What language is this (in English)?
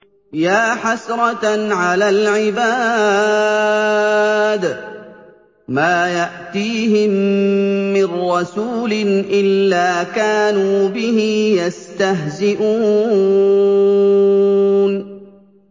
Arabic